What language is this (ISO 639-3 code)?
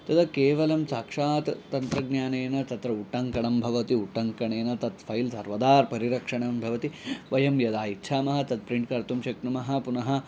san